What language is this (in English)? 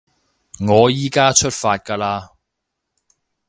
Cantonese